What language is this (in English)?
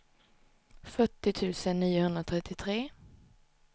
Swedish